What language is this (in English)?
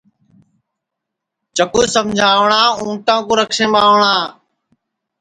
Sansi